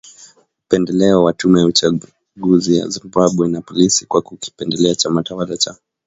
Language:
Swahili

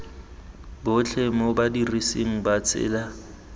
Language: Tswana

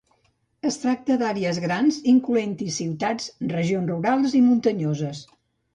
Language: Catalan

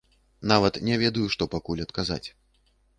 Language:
Belarusian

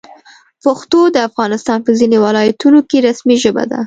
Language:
Pashto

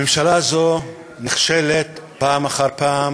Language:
Hebrew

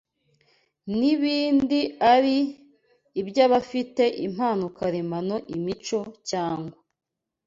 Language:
Kinyarwanda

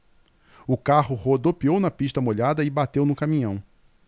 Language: Portuguese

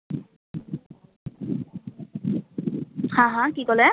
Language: Assamese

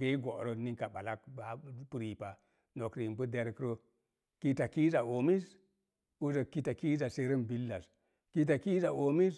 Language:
Mom Jango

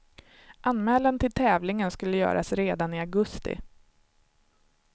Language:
Swedish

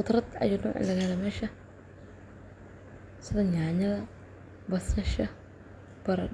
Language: Somali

